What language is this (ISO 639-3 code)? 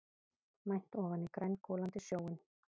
isl